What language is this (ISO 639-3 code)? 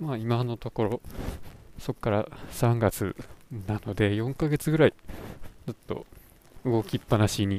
jpn